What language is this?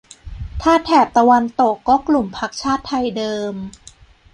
Thai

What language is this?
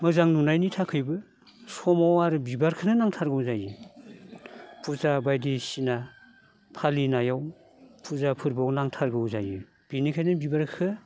Bodo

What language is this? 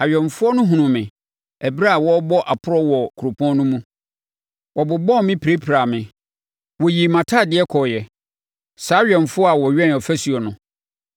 Akan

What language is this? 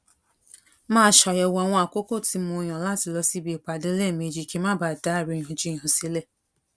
Yoruba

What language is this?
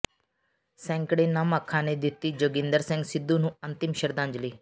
Punjabi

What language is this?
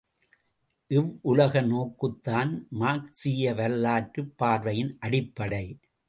Tamil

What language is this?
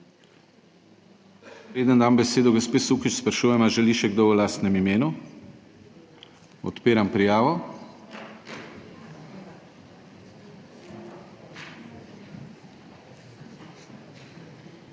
Slovenian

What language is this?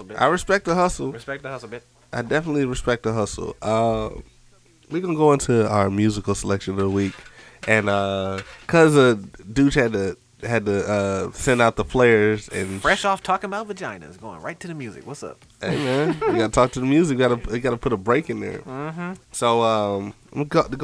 English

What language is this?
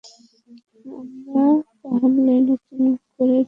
Bangla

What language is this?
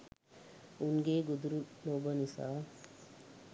Sinhala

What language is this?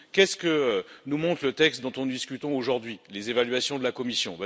French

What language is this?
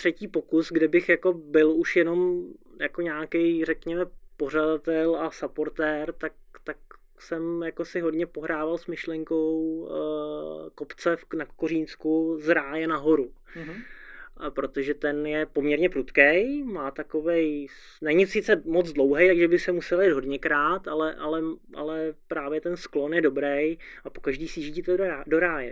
Czech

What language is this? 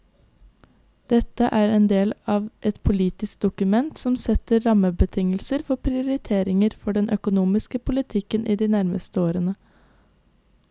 Norwegian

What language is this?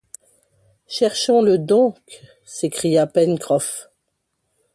French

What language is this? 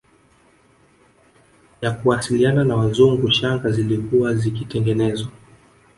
Swahili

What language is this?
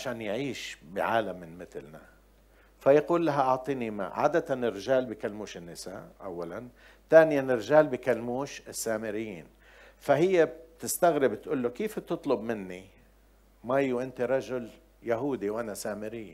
Arabic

